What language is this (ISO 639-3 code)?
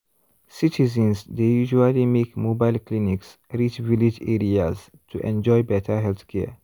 pcm